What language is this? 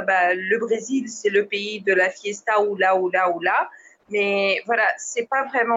French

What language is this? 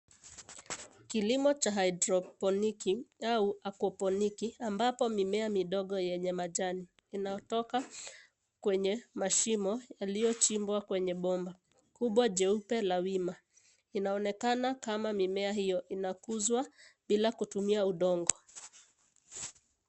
Swahili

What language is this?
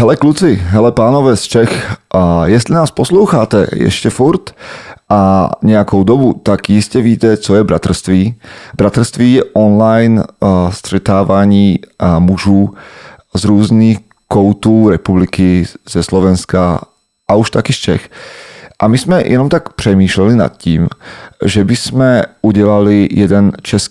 Slovak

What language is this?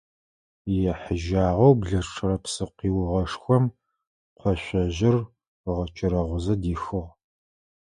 Adyghe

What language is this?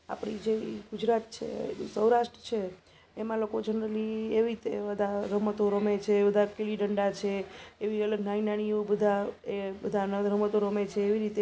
Gujarati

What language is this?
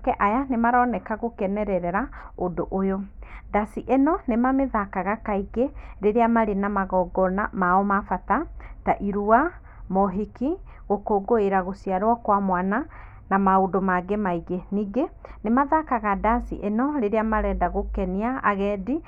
Kikuyu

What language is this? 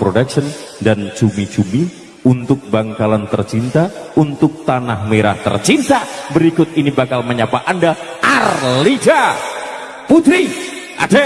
Indonesian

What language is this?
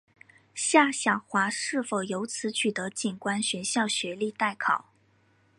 Chinese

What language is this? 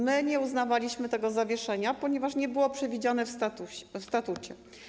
Polish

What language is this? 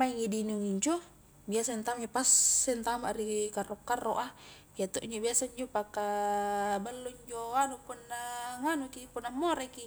Highland Konjo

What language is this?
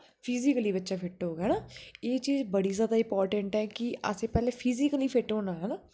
Dogri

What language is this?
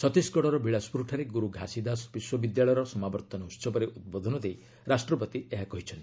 Odia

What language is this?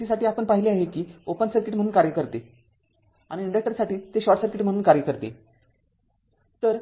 Marathi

